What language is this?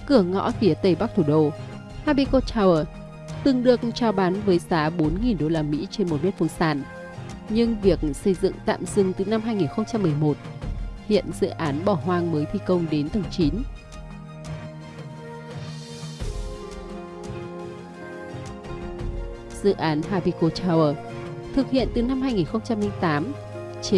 Vietnamese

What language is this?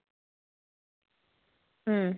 Malayalam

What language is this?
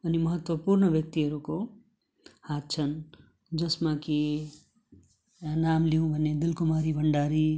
Nepali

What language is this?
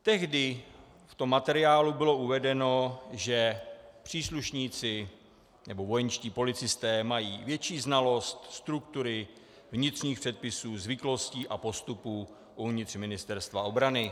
Czech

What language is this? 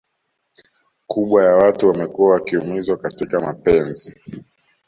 Swahili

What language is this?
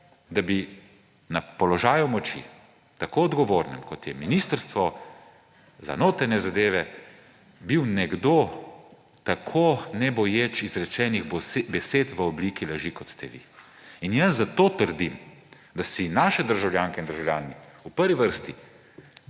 Slovenian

